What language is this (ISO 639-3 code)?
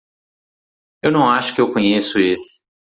por